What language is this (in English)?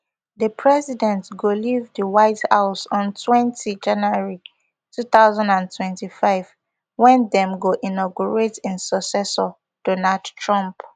Nigerian Pidgin